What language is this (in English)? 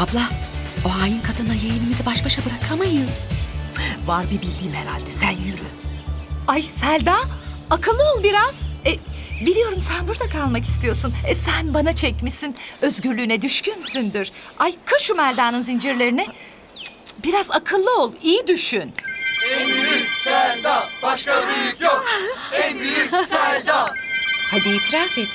Turkish